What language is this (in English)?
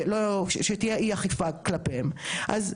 Hebrew